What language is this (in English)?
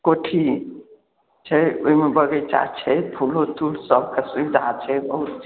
Maithili